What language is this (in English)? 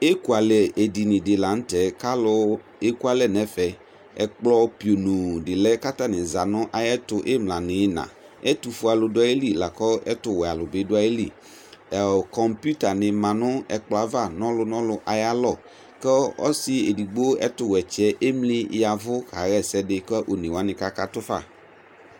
Ikposo